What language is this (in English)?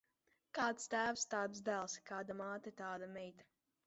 Latvian